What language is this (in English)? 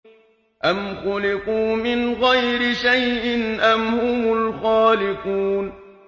Arabic